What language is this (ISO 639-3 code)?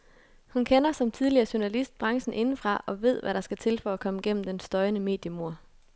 dan